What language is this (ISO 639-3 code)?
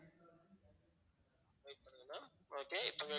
tam